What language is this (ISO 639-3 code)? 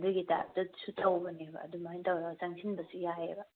mni